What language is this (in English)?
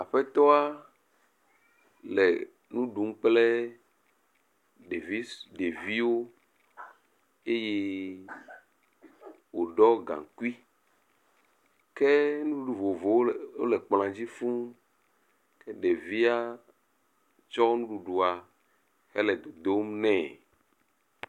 Ewe